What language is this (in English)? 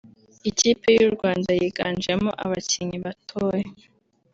Kinyarwanda